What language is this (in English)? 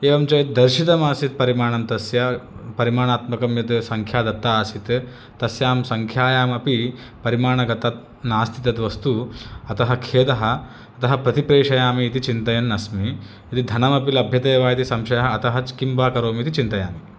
Sanskrit